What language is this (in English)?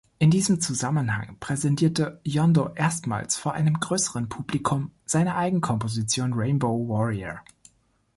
German